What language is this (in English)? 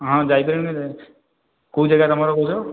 Odia